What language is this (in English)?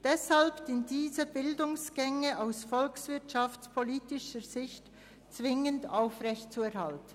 Swiss German